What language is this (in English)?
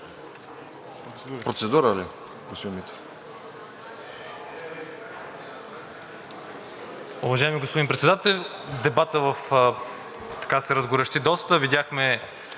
Bulgarian